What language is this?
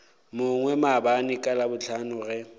Northern Sotho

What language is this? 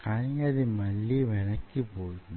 Telugu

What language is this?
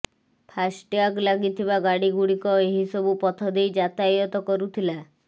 Odia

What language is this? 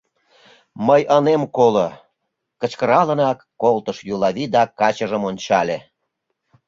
Mari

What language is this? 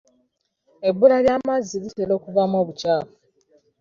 Ganda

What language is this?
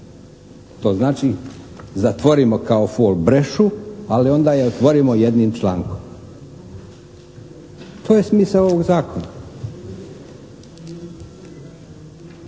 Croatian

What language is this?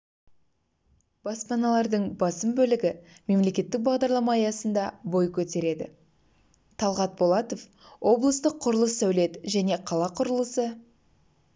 Kazakh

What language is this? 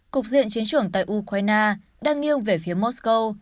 Vietnamese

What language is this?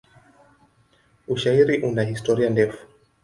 Swahili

